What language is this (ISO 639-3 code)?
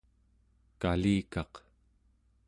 esu